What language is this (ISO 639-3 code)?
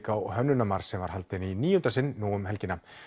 isl